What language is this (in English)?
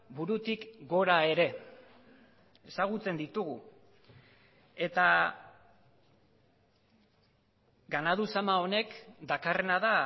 Basque